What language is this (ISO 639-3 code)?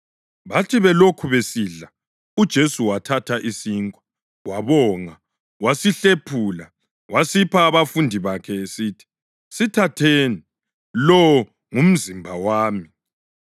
nde